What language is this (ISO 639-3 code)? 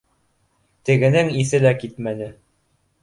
bak